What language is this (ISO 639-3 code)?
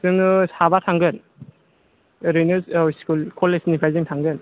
brx